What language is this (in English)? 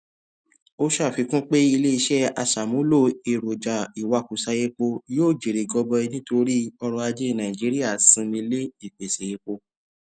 Yoruba